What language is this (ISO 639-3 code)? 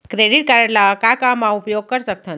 hne